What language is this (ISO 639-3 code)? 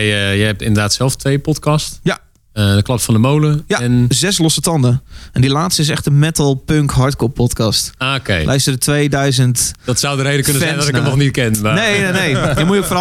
nld